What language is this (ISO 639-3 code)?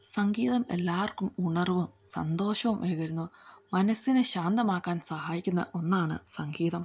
mal